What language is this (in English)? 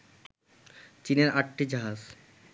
Bangla